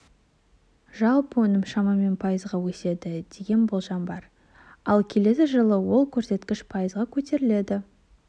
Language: Kazakh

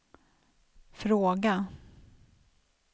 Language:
Swedish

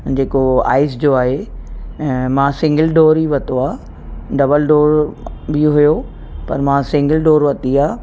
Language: Sindhi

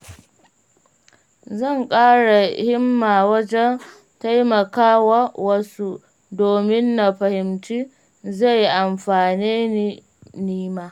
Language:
Hausa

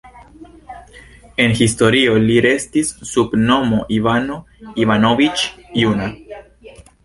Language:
Esperanto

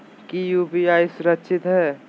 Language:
Magahi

